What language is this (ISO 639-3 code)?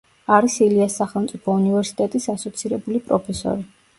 kat